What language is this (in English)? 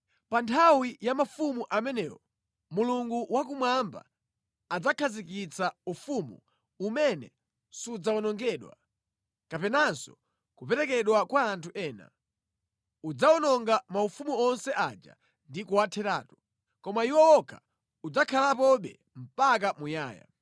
Nyanja